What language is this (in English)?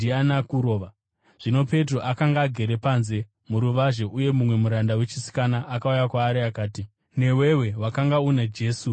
Shona